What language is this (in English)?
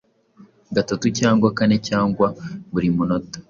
Kinyarwanda